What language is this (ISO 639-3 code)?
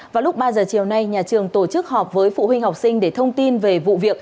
vie